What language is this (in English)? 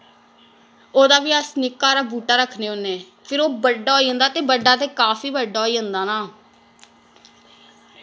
Dogri